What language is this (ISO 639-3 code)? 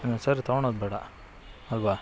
kan